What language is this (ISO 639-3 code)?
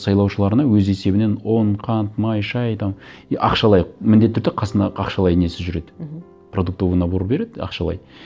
kaz